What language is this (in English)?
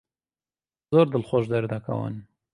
Central Kurdish